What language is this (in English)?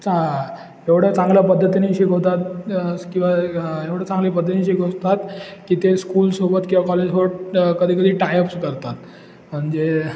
Marathi